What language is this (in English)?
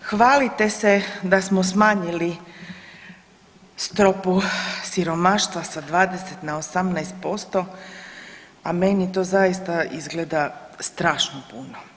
Croatian